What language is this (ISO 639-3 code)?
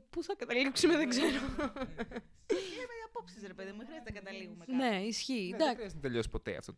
ell